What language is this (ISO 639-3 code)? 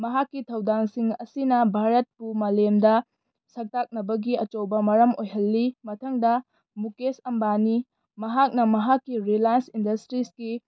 mni